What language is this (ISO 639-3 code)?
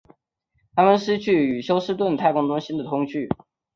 zho